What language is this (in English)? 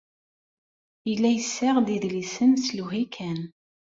Kabyle